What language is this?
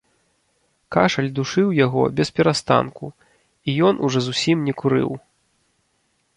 Belarusian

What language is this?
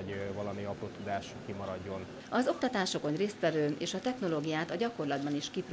Hungarian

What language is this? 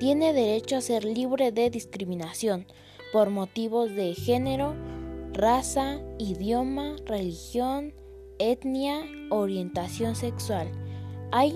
Spanish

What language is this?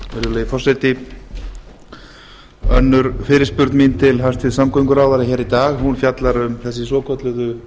Icelandic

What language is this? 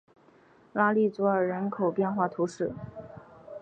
Chinese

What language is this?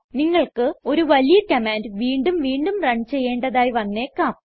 Malayalam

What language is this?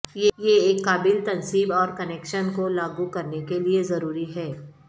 Urdu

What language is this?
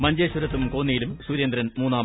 Malayalam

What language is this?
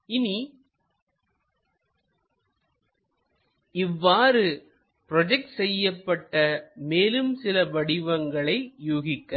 Tamil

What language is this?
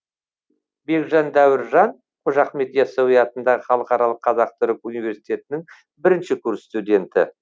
Kazakh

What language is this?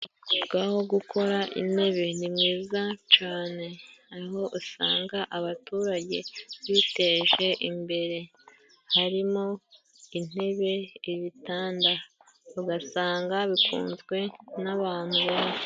Kinyarwanda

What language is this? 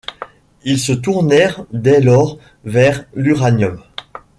French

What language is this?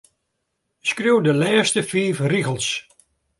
Western Frisian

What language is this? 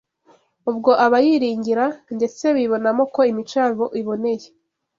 Kinyarwanda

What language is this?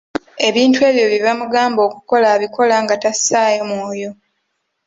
Ganda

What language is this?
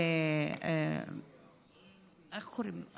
Hebrew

